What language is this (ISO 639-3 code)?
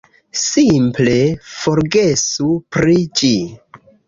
epo